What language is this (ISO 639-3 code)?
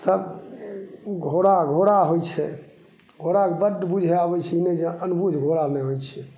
mai